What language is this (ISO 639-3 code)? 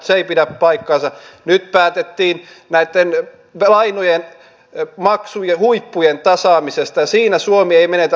fin